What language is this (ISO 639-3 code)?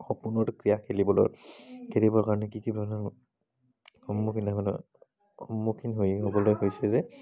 asm